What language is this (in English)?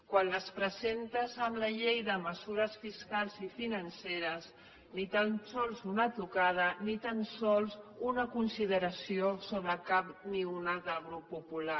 Catalan